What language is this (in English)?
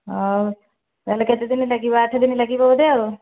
Odia